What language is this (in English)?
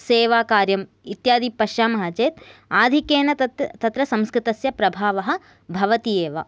Sanskrit